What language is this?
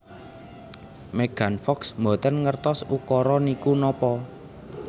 Javanese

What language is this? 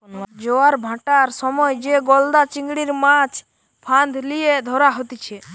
Bangla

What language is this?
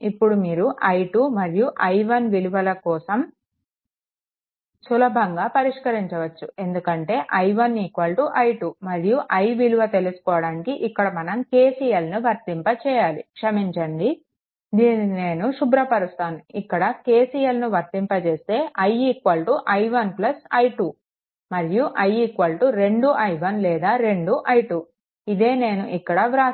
Telugu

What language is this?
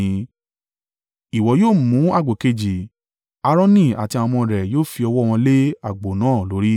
Yoruba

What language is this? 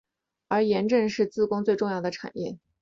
Chinese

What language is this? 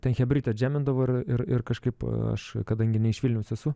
Lithuanian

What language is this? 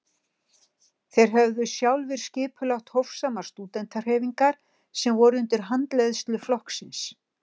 Icelandic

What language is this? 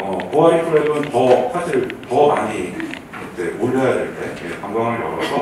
Korean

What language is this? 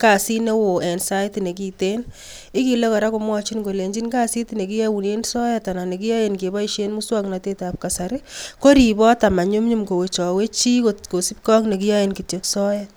Kalenjin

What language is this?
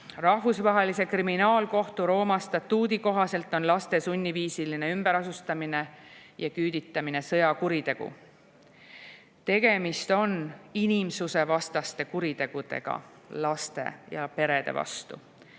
Estonian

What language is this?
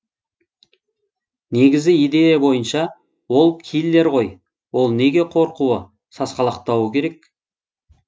Kazakh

